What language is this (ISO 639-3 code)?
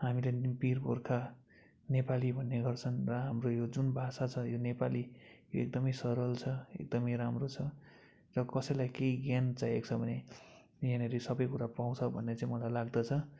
nep